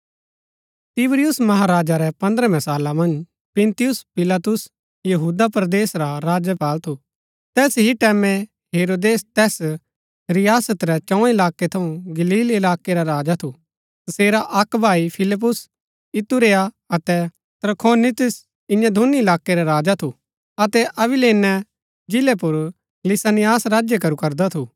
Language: Gaddi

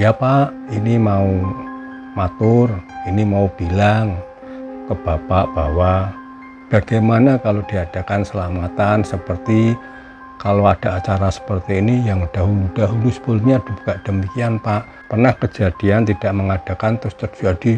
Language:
Indonesian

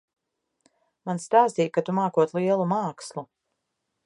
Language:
Latvian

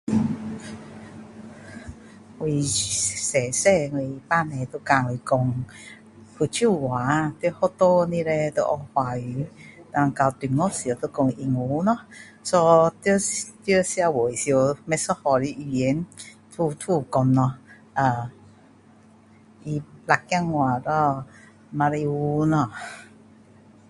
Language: Min Dong Chinese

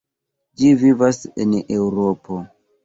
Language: Esperanto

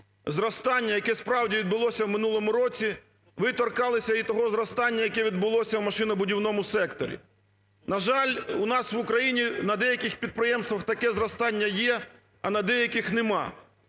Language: Ukrainian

